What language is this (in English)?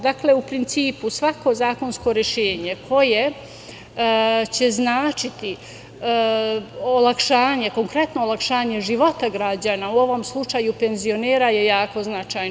Serbian